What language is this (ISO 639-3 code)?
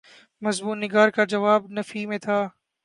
urd